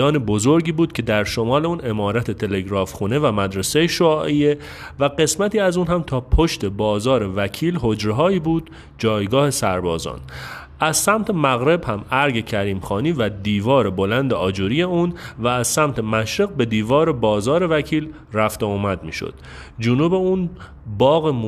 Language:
Persian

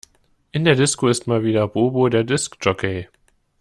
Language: German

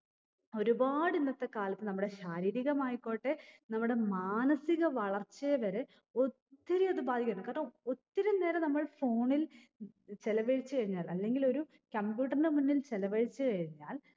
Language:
Malayalam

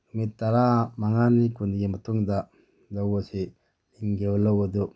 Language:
Manipuri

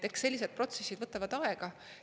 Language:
Estonian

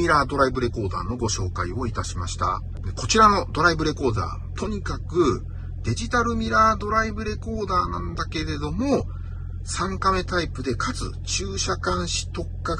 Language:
Japanese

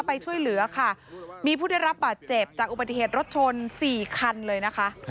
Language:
Thai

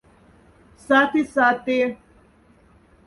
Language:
Moksha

